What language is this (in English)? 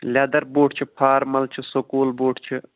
Kashmiri